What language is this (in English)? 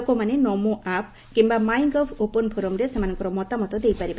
Odia